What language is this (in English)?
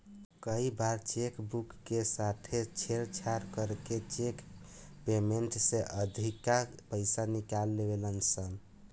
Bhojpuri